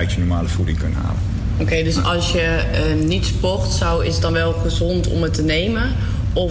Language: Dutch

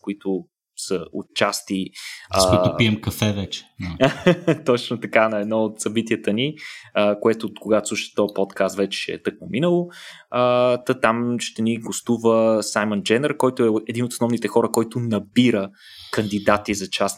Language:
Bulgarian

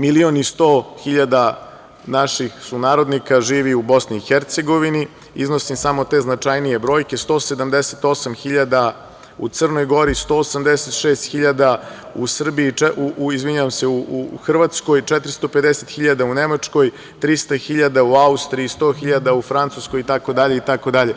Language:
Serbian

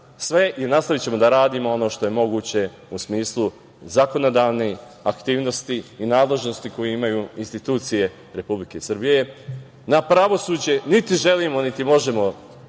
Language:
Serbian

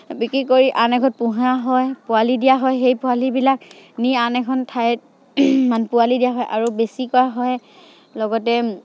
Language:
Assamese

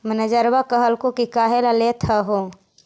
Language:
Magahi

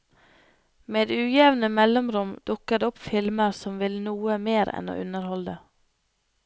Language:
Norwegian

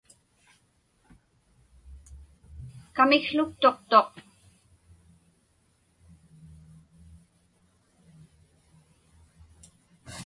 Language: Inupiaq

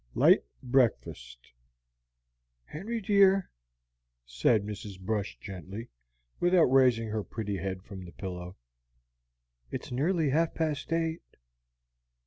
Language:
English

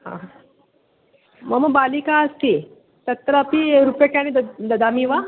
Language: Sanskrit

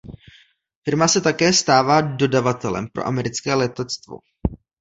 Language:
Czech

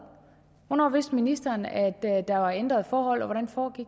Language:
Danish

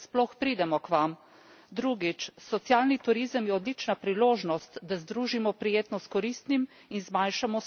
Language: Slovenian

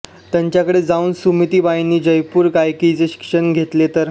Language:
Marathi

